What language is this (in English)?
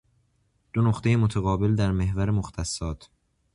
Persian